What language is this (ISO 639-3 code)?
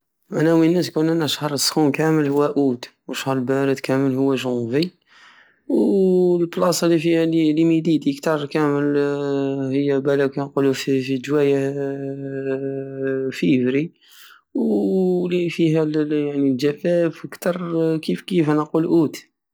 aao